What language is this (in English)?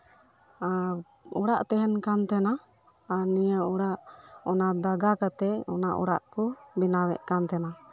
Santali